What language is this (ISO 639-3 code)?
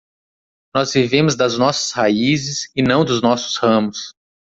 por